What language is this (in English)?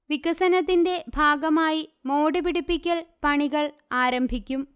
Malayalam